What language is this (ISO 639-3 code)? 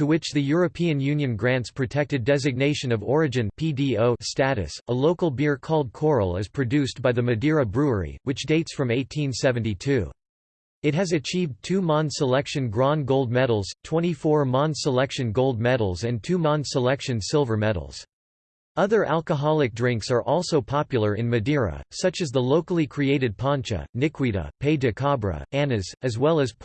eng